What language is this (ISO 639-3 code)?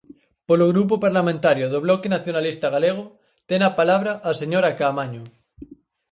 glg